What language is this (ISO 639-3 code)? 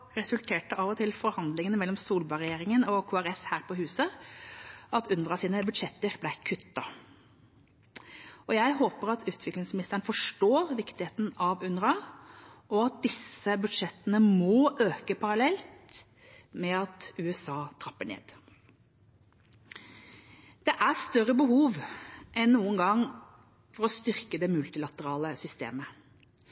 nob